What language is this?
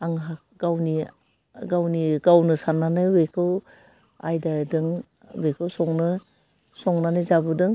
Bodo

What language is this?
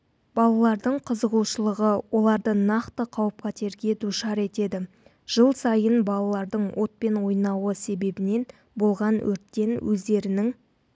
Kazakh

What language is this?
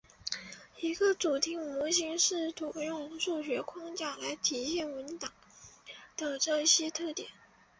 Chinese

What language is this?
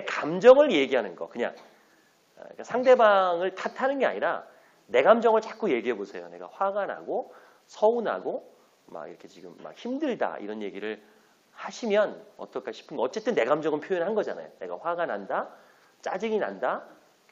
Korean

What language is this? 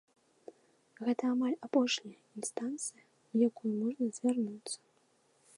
Belarusian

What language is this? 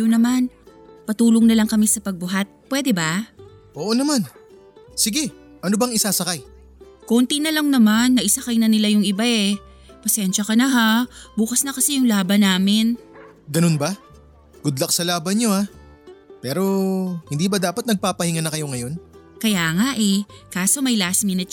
Filipino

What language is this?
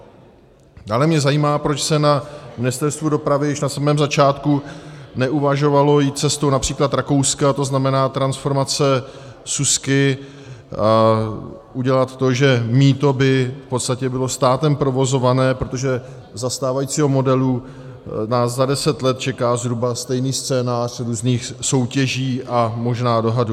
Czech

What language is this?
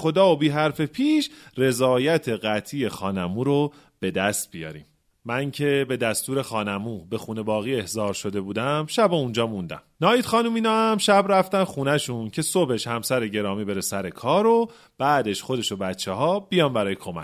Persian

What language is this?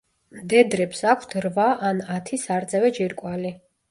Georgian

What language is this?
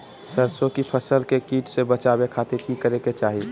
Magahi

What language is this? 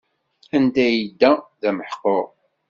Kabyle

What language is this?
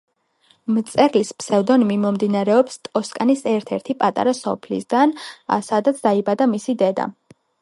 Georgian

